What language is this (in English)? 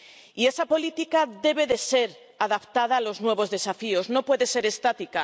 Spanish